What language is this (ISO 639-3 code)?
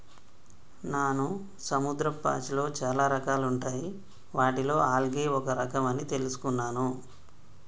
tel